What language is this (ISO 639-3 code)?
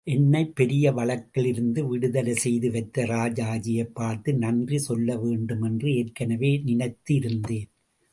tam